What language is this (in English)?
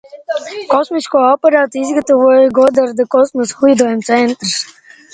Latvian